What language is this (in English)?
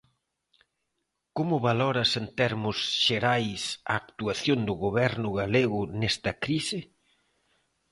Galician